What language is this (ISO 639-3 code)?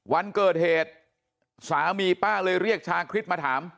tha